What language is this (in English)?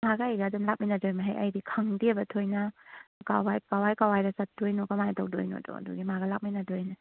Manipuri